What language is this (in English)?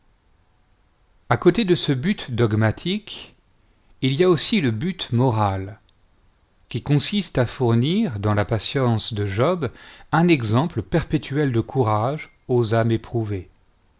French